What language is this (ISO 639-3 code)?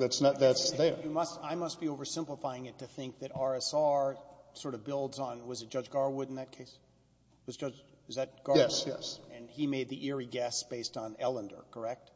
eng